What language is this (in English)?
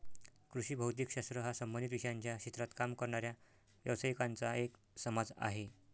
Marathi